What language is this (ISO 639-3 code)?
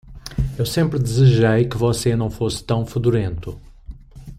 por